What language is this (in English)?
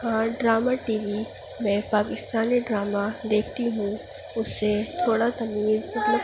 Urdu